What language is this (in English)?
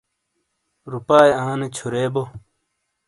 Shina